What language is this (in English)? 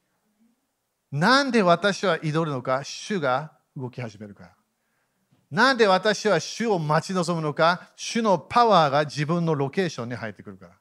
Japanese